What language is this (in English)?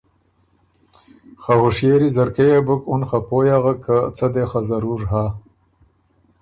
Ormuri